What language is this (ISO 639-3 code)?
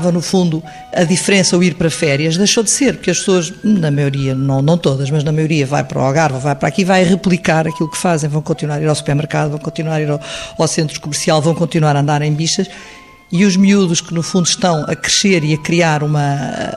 por